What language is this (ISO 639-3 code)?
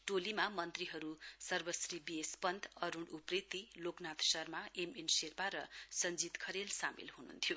nep